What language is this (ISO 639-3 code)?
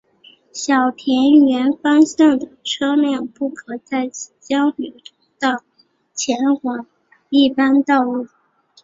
zho